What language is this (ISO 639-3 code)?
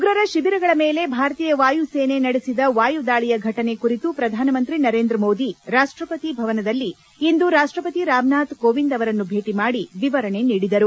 kan